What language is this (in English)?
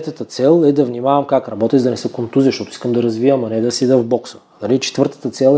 Bulgarian